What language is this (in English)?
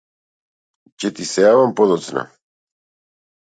Macedonian